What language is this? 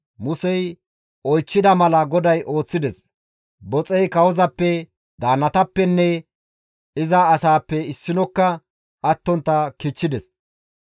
Gamo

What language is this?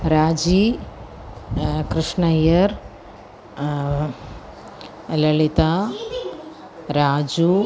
Sanskrit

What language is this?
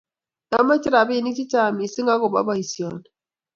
Kalenjin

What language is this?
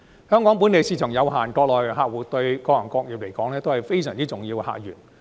Cantonese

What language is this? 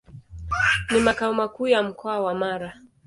Swahili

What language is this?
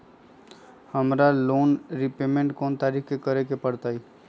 Magahi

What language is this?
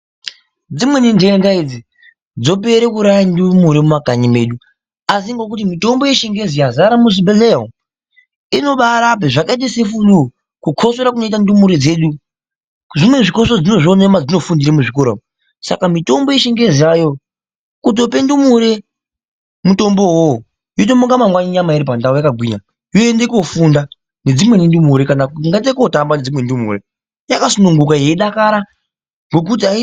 Ndau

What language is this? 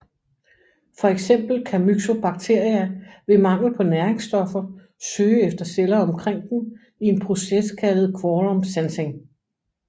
Danish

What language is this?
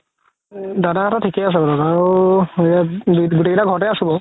Assamese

